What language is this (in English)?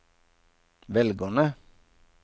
Norwegian